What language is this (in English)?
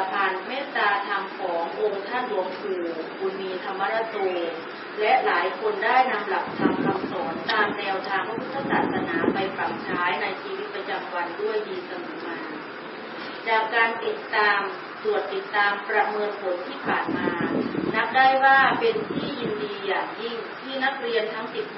Thai